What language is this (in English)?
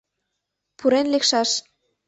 Mari